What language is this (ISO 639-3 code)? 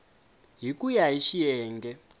tso